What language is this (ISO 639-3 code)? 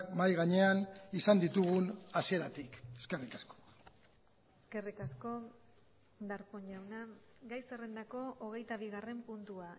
eus